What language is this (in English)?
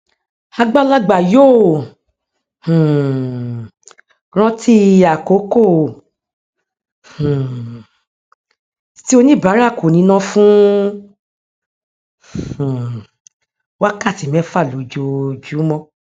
Yoruba